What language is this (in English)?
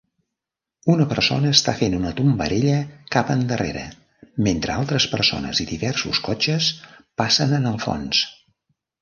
Catalan